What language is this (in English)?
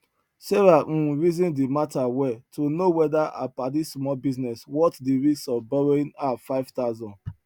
Nigerian Pidgin